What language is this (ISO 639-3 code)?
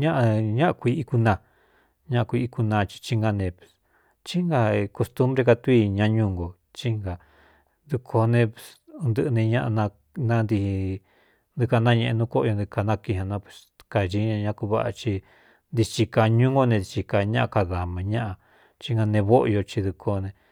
xtu